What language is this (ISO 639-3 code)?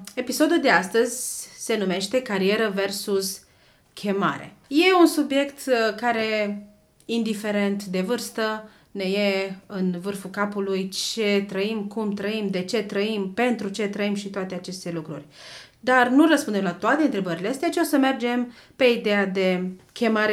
ron